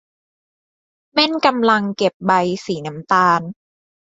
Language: Thai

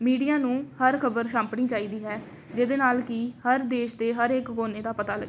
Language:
Punjabi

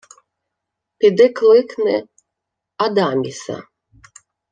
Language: Ukrainian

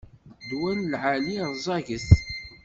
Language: Kabyle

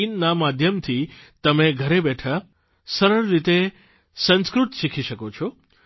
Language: Gujarati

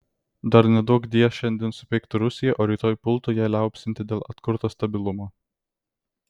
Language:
Lithuanian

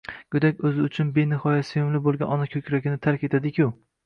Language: Uzbek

